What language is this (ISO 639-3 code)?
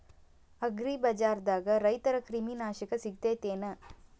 kan